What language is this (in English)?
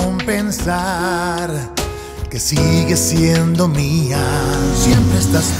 Spanish